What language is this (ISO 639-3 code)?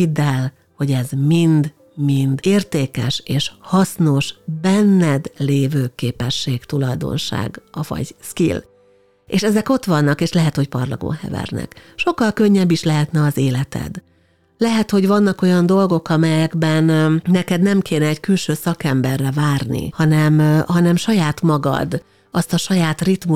hun